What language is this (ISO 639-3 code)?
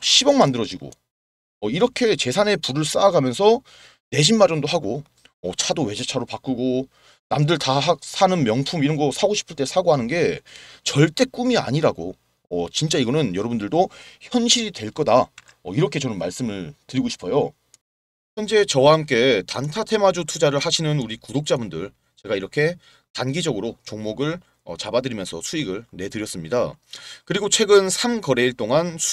kor